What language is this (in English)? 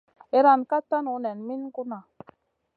Masana